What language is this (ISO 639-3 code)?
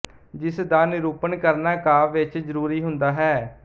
pan